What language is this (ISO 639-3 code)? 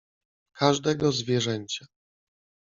pol